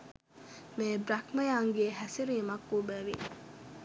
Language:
Sinhala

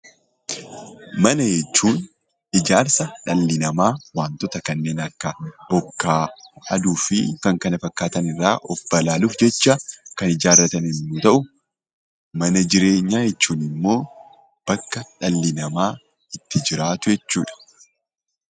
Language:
Oromo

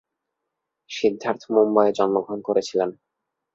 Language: Bangla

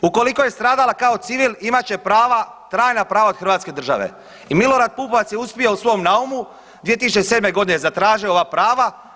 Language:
Croatian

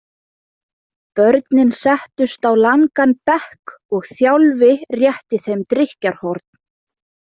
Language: Icelandic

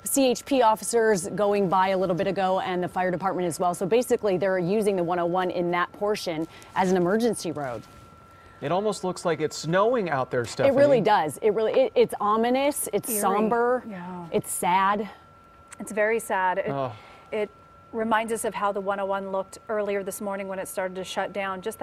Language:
English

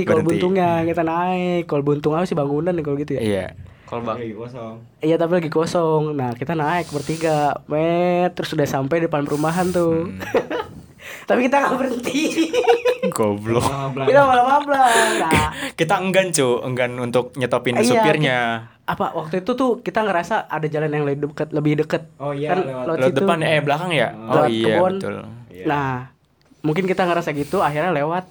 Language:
Indonesian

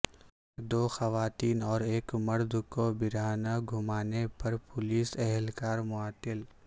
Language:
Urdu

